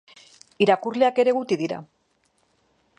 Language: Basque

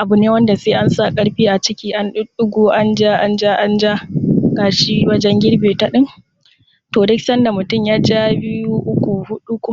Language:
Hausa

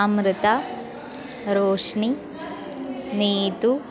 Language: Sanskrit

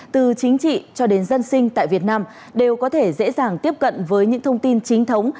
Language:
Vietnamese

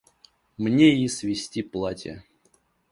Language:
Russian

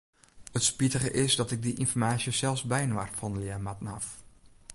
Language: Western Frisian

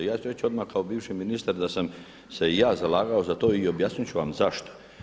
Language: Croatian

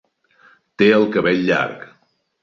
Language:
Catalan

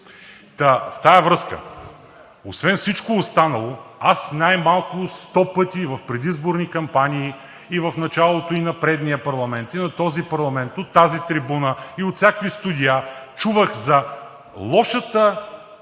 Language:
Bulgarian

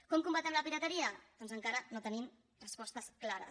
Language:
Catalan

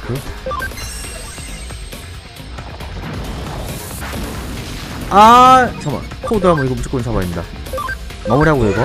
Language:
Korean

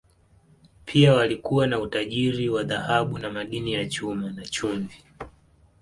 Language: Swahili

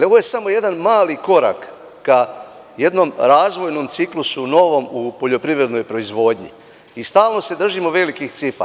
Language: Serbian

